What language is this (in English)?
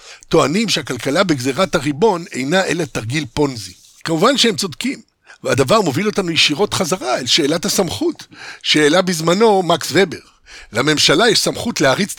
Hebrew